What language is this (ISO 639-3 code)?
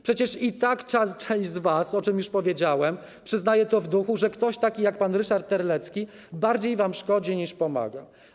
pol